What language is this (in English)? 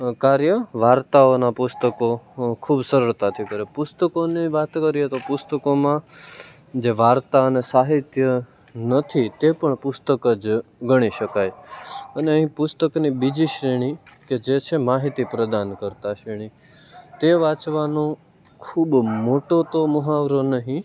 Gujarati